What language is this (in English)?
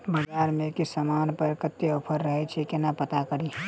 Maithili